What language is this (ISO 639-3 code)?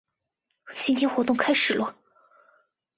zho